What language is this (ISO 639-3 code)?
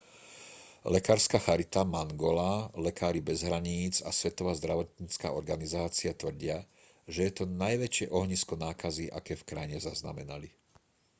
slk